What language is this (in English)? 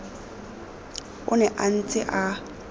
Tswana